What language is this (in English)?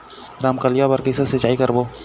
Chhattisgarhi